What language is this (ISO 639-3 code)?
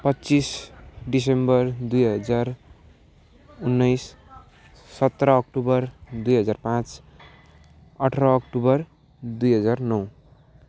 nep